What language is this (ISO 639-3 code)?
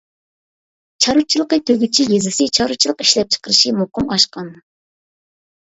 uig